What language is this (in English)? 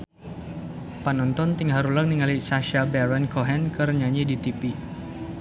Sundanese